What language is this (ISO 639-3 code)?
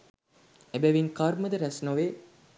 sin